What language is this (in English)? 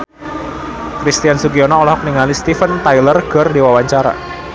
Sundanese